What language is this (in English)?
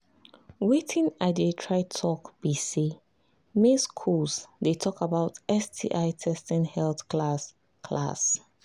Nigerian Pidgin